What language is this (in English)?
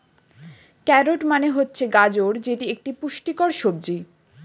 Bangla